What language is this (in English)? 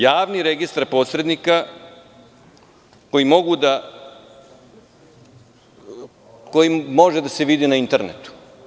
Serbian